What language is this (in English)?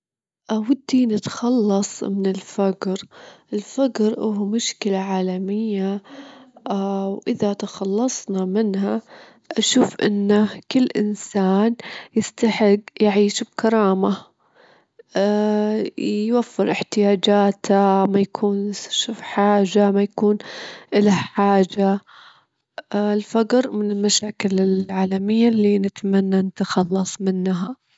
Gulf Arabic